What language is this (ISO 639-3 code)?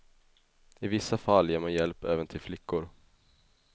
swe